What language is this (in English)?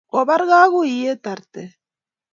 Kalenjin